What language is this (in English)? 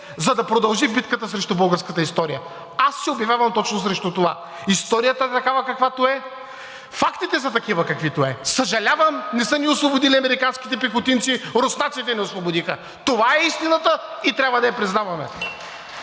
Bulgarian